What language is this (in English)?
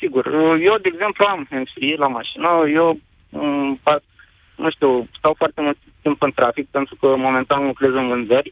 Romanian